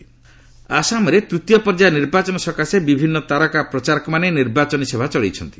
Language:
Odia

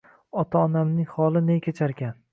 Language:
Uzbek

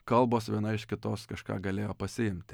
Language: Lithuanian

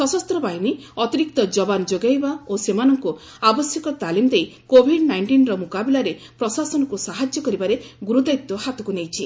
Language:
Odia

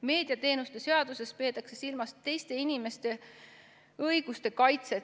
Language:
Estonian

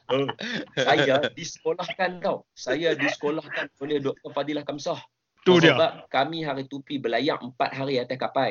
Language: Malay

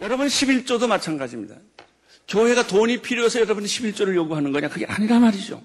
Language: Korean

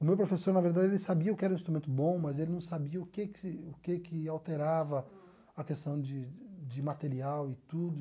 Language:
Portuguese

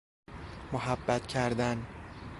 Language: Persian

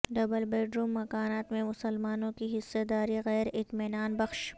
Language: Urdu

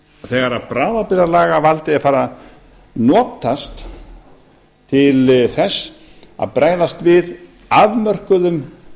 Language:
Icelandic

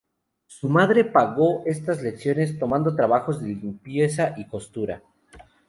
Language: Spanish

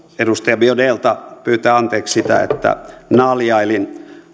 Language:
Finnish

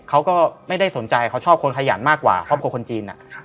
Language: Thai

